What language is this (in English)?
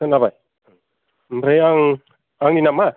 Bodo